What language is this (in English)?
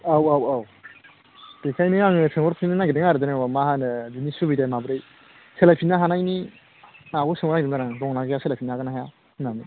Bodo